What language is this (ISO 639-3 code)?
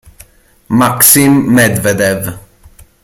ita